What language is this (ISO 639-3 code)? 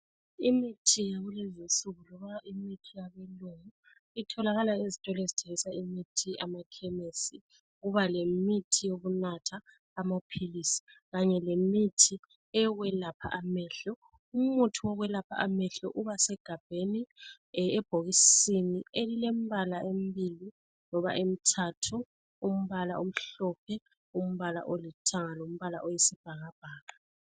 nde